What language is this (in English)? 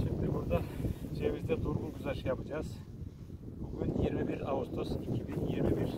Turkish